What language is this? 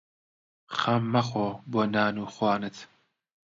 Central Kurdish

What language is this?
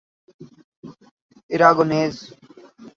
Urdu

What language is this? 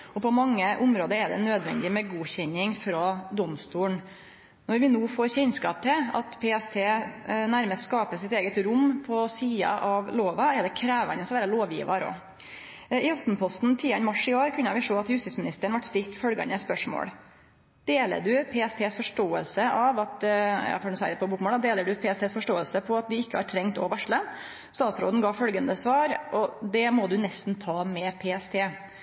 Norwegian Nynorsk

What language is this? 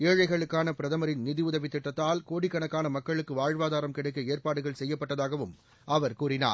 Tamil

